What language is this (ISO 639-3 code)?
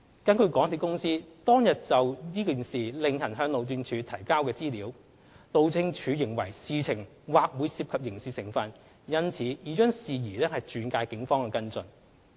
yue